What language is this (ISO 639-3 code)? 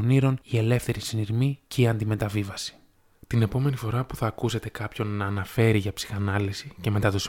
ell